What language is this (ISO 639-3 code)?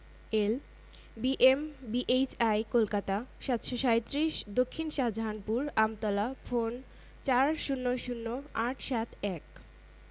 ben